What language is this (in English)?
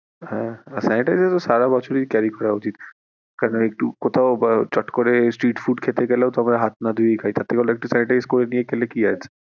Bangla